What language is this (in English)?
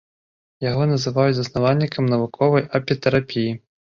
Belarusian